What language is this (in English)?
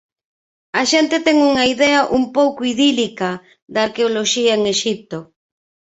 Galician